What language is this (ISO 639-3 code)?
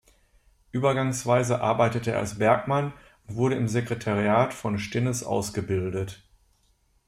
deu